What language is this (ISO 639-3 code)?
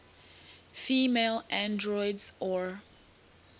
eng